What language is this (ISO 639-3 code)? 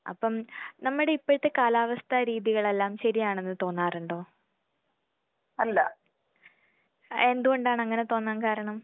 mal